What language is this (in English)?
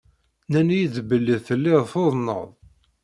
Kabyle